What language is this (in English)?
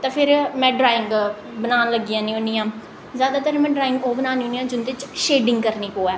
Dogri